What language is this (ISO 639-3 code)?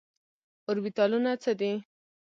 pus